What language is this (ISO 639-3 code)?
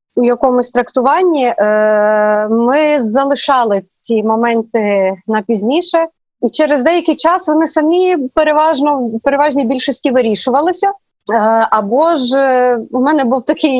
ukr